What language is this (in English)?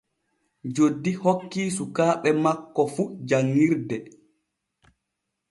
Borgu Fulfulde